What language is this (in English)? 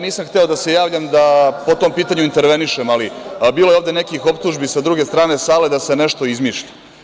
Serbian